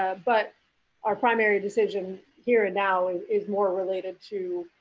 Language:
English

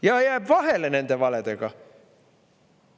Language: Estonian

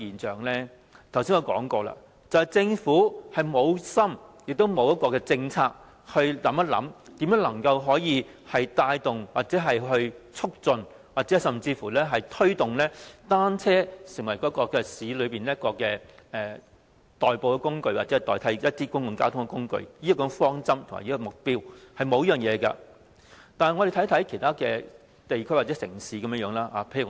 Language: Cantonese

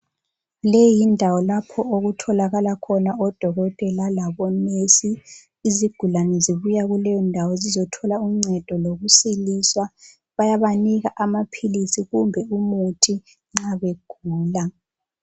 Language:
North Ndebele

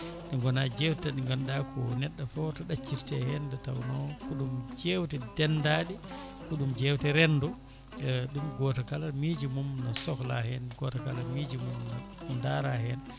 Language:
Fula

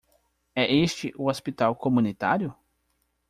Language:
Portuguese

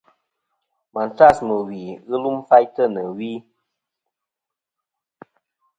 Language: Kom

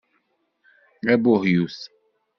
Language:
Kabyle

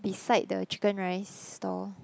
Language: English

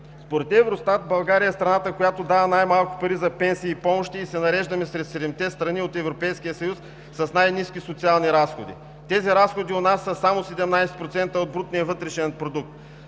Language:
Bulgarian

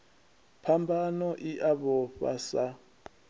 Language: Venda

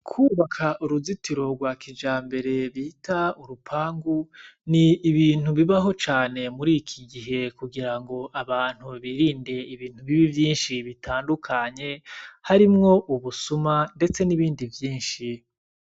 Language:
Rundi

